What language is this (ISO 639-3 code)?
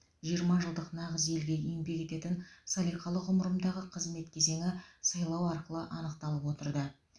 kaz